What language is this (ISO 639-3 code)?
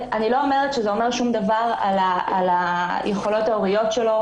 heb